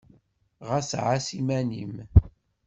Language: Kabyle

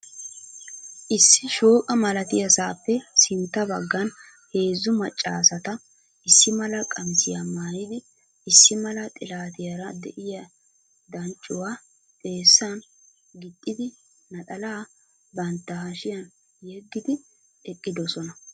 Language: Wolaytta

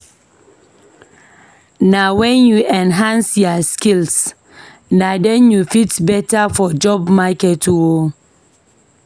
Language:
Nigerian Pidgin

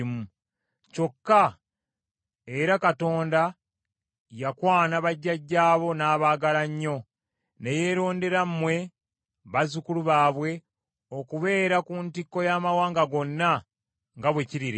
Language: Ganda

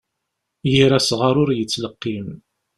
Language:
Kabyle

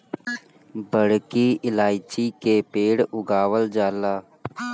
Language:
Bhojpuri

